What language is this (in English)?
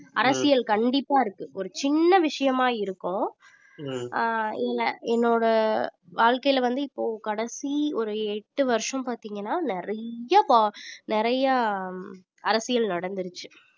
Tamil